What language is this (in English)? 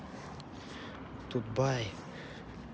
Russian